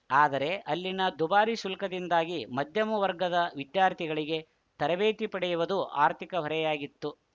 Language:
Kannada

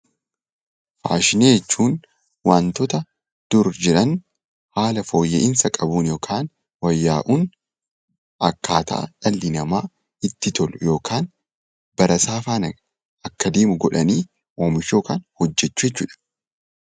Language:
Oromo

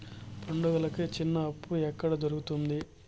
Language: Telugu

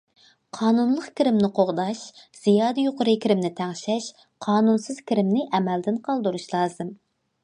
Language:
Uyghur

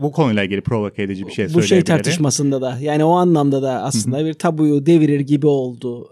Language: Turkish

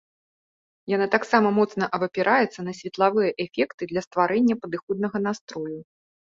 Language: Belarusian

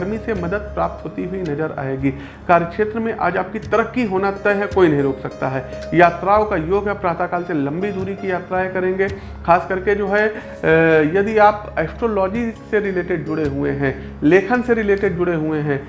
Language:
Hindi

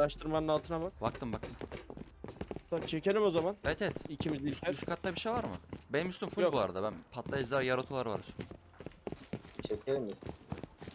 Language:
Turkish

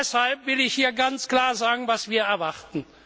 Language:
German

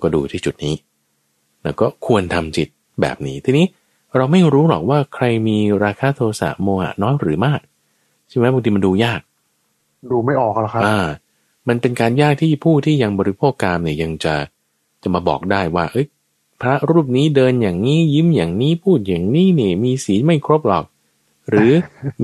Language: Thai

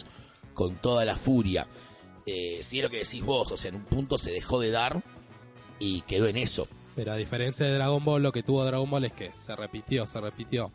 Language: Spanish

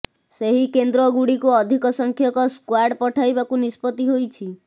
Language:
Odia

